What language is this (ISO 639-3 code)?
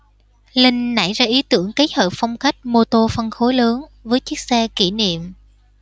vie